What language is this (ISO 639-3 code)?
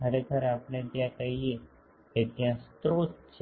guj